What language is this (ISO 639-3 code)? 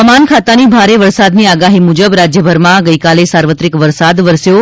guj